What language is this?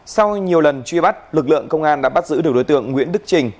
Vietnamese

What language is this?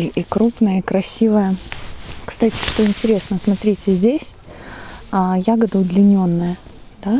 Russian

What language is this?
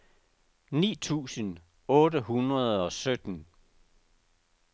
Danish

